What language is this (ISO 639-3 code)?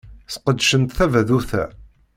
kab